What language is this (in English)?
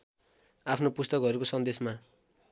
Nepali